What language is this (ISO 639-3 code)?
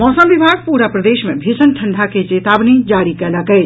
mai